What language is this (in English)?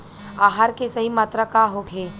Bhojpuri